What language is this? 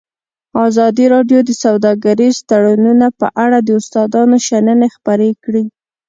Pashto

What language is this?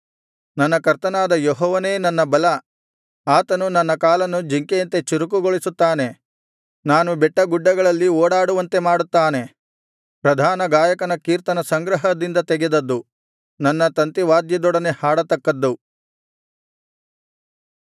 Kannada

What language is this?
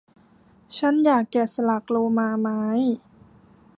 Thai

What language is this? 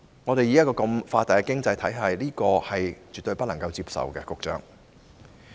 Cantonese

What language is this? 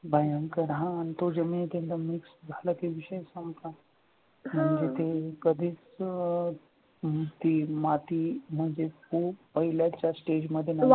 Marathi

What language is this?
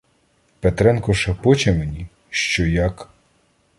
Ukrainian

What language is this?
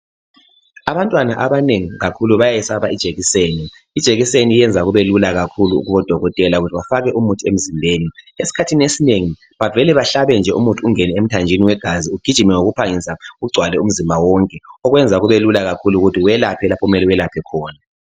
North Ndebele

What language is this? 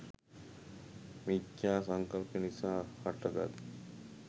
Sinhala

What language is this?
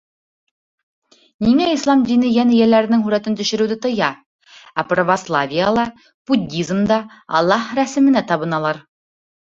Bashkir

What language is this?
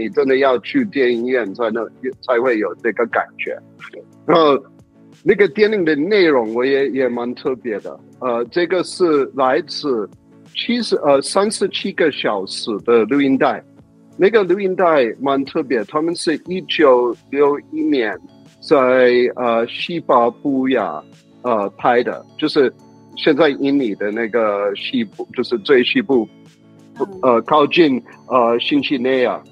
Chinese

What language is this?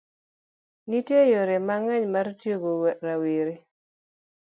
Luo (Kenya and Tanzania)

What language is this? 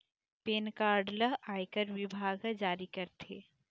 Chhattisgarhi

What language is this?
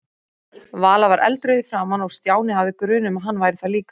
Icelandic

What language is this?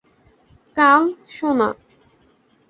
Bangla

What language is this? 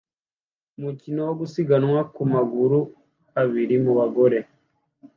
Kinyarwanda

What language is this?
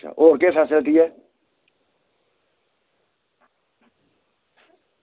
Dogri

